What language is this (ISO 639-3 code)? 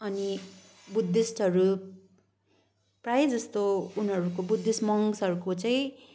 nep